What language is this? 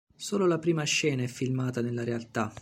Italian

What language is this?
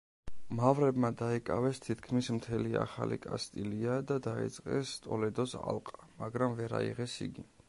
Georgian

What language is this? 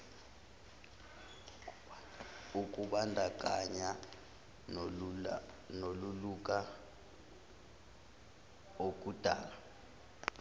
Zulu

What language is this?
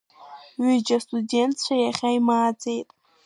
Abkhazian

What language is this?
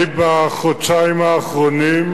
Hebrew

